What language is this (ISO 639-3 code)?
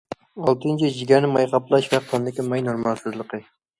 uig